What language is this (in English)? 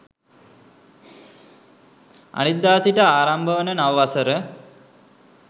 Sinhala